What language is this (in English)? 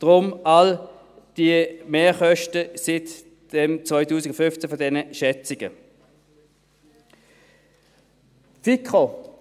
Swiss German